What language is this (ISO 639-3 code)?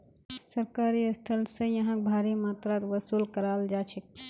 mag